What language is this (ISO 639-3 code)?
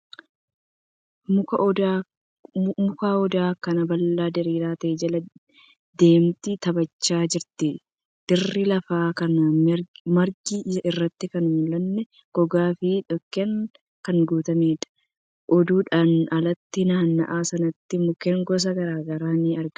orm